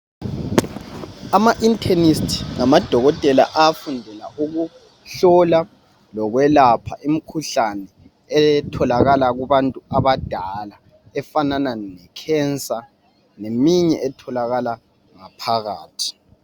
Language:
North Ndebele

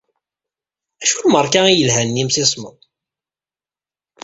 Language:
Kabyle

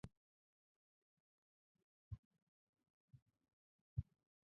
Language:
Chinese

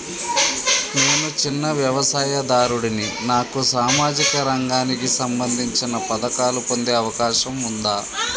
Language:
Telugu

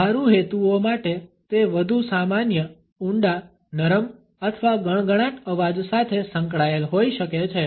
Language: Gujarati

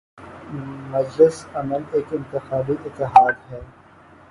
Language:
Urdu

